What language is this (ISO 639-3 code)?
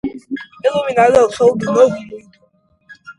por